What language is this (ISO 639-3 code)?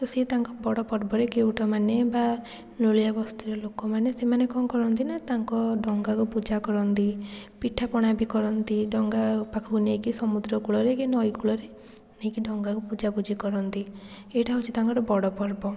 ori